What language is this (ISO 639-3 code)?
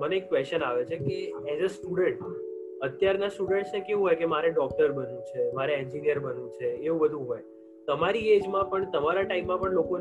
guj